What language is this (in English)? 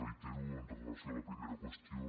Catalan